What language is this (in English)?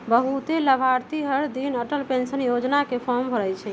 Magahi